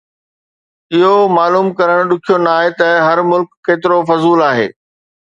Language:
Sindhi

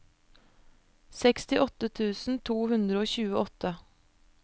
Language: Norwegian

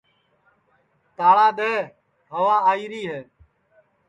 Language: Sansi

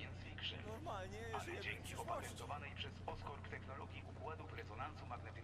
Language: Polish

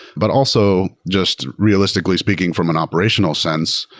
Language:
English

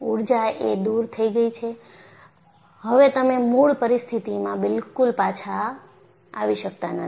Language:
Gujarati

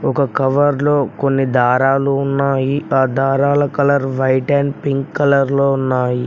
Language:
Telugu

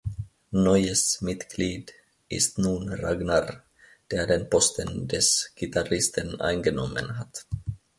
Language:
German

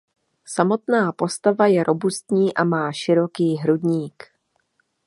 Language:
Czech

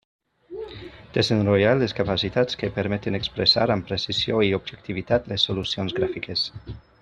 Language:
Catalan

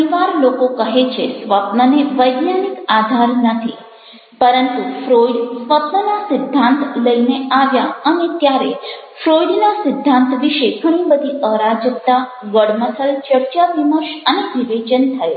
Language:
Gujarati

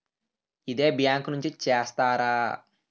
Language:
Telugu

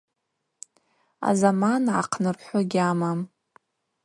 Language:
Abaza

